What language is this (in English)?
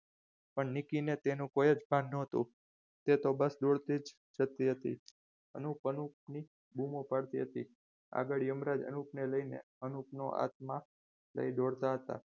Gujarati